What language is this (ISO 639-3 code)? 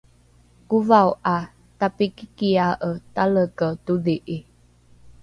dru